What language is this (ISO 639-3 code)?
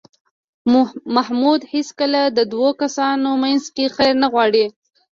pus